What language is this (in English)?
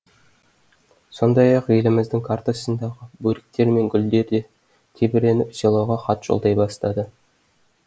Kazakh